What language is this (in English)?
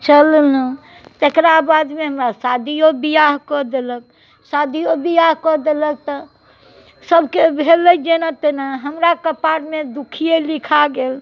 Maithili